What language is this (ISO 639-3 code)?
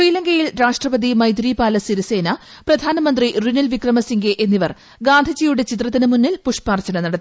mal